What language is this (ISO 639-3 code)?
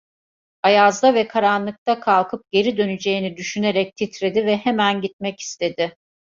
tur